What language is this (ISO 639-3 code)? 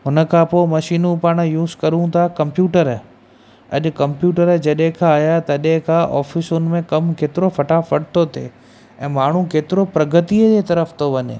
snd